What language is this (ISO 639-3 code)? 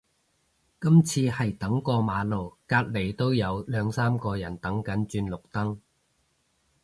yue